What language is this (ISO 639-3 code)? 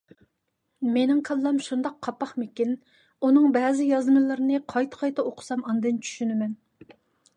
uig